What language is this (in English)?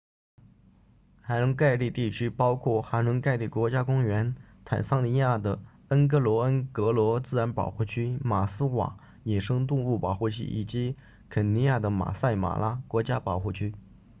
Chinese